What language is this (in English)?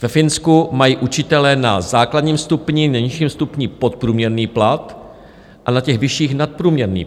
Czech